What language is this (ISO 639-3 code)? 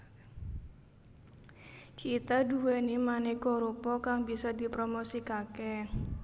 jav